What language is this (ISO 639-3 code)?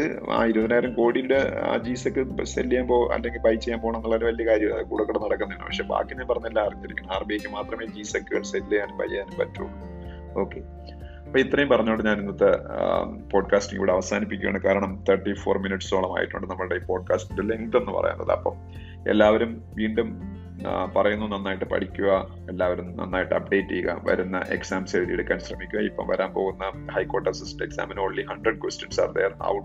mal